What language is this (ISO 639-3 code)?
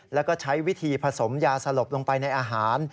tha